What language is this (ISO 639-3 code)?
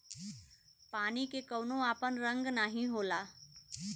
bho